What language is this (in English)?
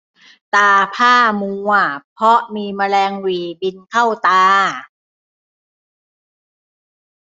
Thai